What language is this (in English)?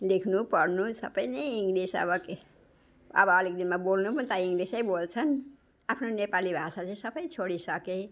Nepali